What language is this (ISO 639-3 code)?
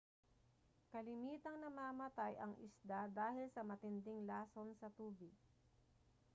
fil